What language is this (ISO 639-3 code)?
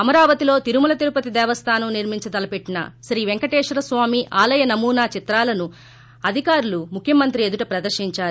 tel